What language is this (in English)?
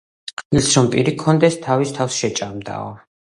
Georgian